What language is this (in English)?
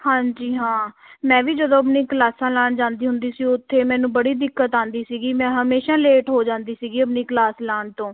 Punjabi